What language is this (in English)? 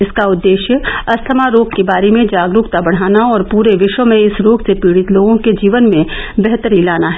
Hindi